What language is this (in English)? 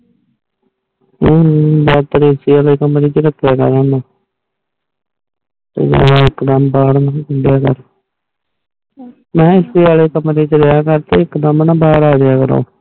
Punjabi